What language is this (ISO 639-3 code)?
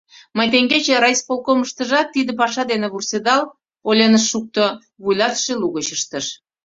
chm